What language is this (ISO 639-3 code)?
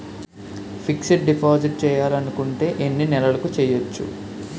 tel